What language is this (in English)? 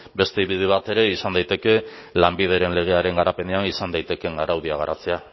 Basque